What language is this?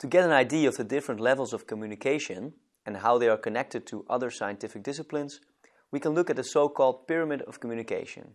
English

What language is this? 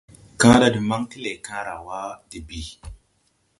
Tupuri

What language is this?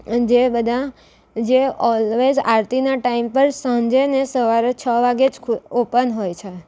Gujarati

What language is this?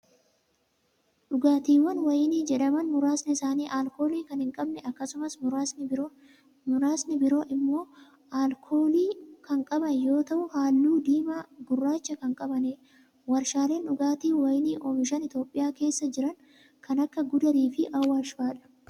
Oromo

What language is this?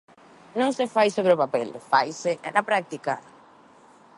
Galician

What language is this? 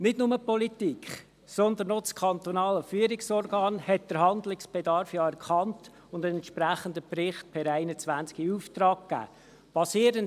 Swiss German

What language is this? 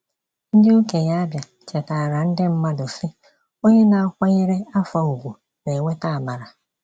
Igbo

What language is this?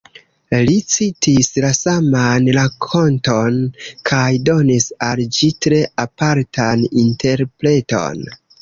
Esperanto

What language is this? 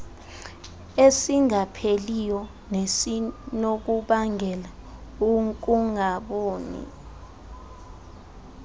Xhosa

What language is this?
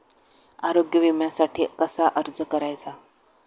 Marathi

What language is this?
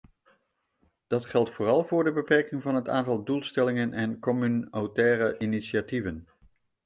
Dutch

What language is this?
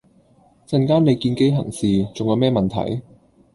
Cantonese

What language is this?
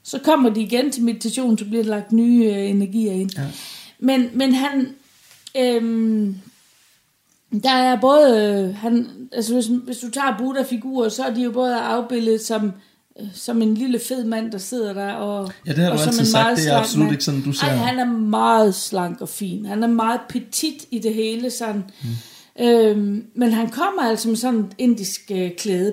Danish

